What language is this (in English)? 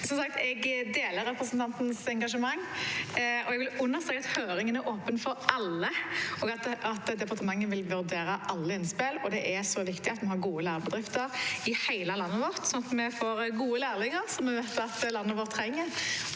Norwegian